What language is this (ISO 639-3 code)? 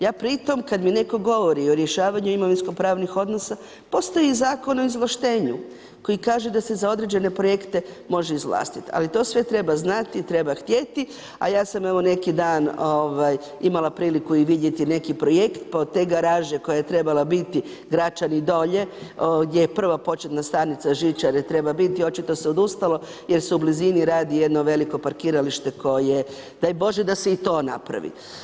hrv